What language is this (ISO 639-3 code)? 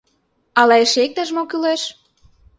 chm